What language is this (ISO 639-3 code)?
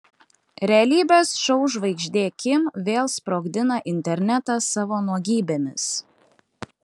lit